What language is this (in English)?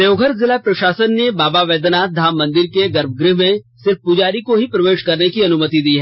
Hindi